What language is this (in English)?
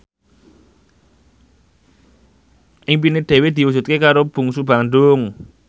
Javanese